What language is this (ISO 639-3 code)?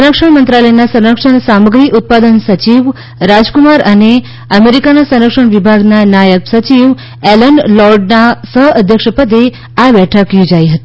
guj